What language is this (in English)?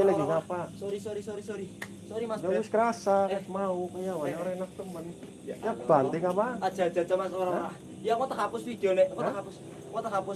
Indonesian